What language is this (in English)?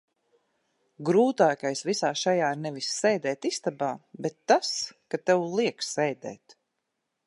Latvian